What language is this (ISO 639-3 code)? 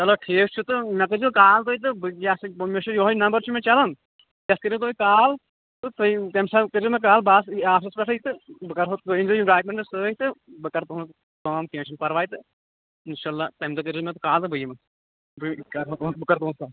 kas